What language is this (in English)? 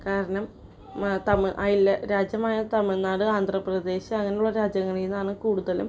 Malayalam